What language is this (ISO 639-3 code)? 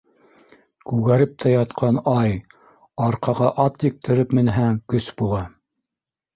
bak